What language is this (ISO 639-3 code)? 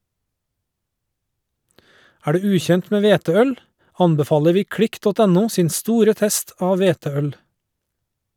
nor